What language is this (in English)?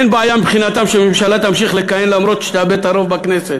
Hebrew